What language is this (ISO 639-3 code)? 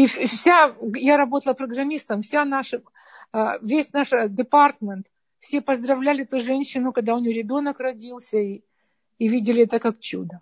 rus